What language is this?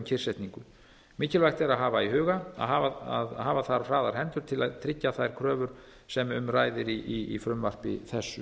Icelandic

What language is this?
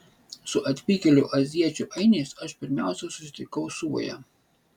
Lithuanian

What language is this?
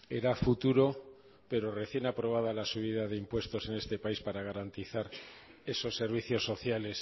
Spanish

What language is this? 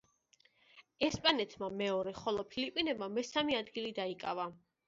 Georgian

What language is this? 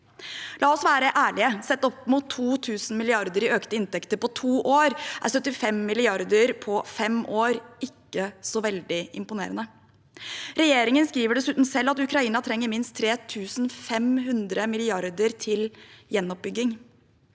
Norwegian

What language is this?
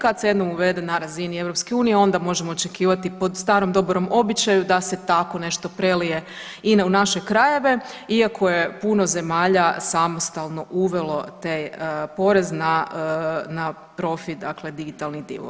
Croatian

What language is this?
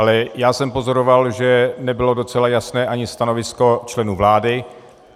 Czech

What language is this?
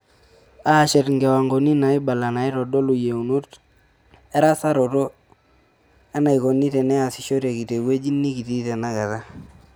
Masai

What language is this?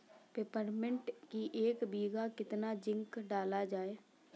Hindi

